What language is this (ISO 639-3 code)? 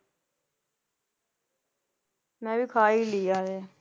pan